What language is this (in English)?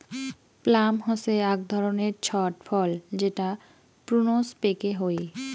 Bangla